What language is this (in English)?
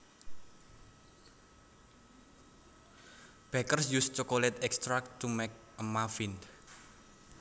Javanese